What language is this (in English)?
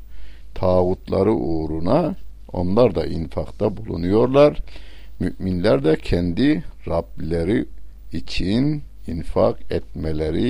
Turkish